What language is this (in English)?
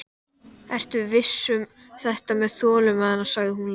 Icelandic